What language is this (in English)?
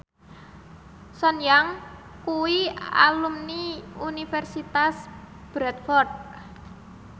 Javanese